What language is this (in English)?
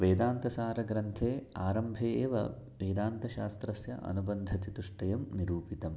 Sanskrit